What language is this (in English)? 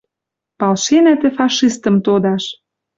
Western Mari